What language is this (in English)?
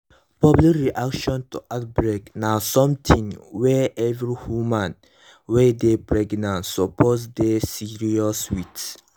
Nigerian Pidgin